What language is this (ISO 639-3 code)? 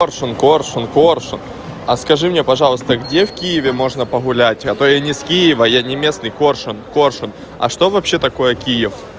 rus